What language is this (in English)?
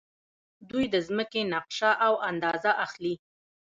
Pashto